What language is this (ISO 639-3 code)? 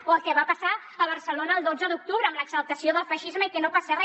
cat